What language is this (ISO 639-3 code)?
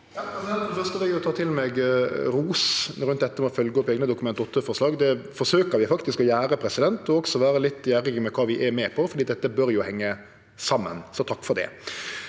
nor